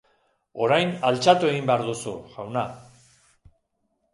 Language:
Basque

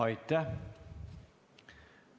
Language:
Estonian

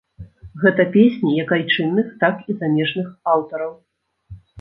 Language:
Belarusian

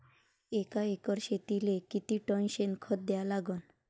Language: Marathi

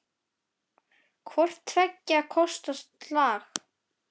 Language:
Icelandic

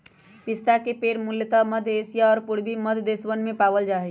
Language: Magahi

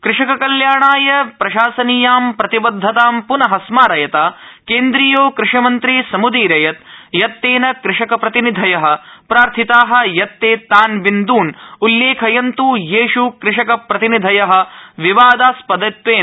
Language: Sanskrit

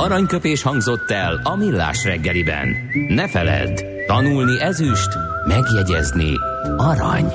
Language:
Hungarian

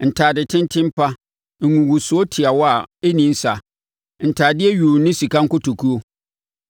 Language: Akan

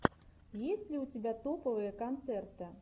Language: Russian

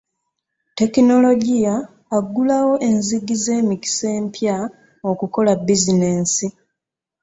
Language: Ganda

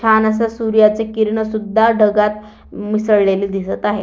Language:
Marathi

